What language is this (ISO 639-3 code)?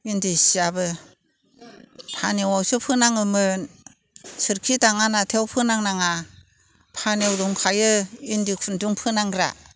brx